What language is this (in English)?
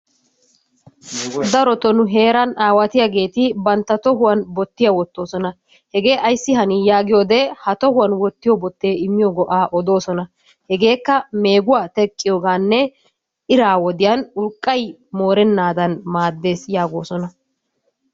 Wolaytta